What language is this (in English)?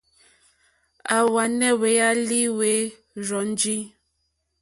Mokpwe